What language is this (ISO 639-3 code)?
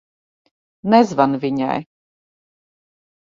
lav